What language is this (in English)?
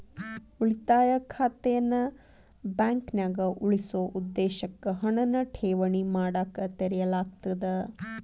Kannada